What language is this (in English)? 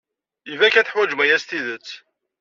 Kabyle